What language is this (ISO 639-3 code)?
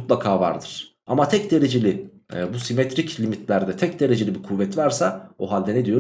tur